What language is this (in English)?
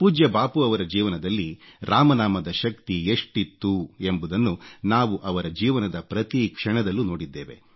Kannada